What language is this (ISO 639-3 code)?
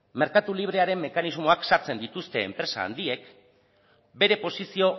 eus